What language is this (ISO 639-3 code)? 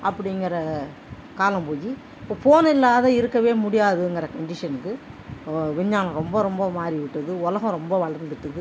tam